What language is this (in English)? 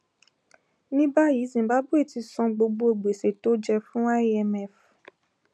Yoruba